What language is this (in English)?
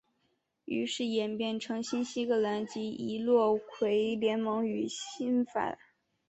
Chinese